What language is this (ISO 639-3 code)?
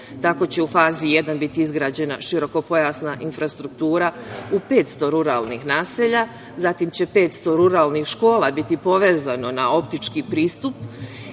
srp